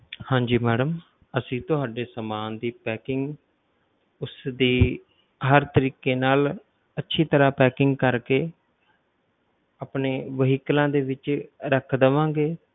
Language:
Punjabi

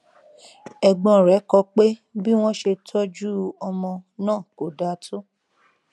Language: Yoruba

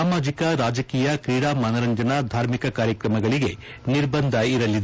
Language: Kannada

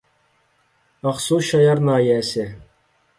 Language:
Uyghur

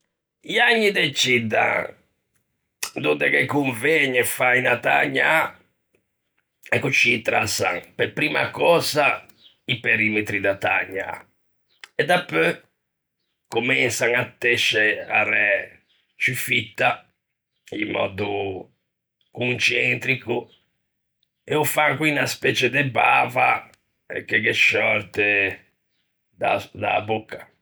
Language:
Ligurian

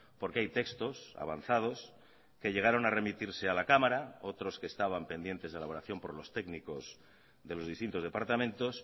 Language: Spanish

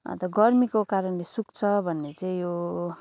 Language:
Nepali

